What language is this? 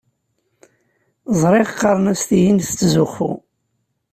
Kabyle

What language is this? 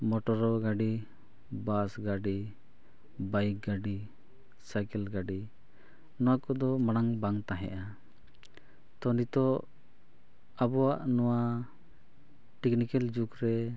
Santali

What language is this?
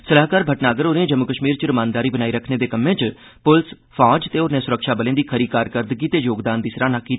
Dogri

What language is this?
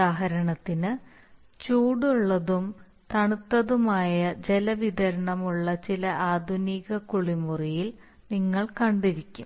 Malayalam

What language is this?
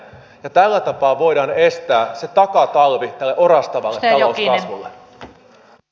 Finnish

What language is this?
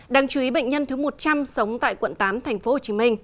Vietnamese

